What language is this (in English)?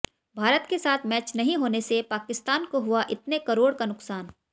Hindi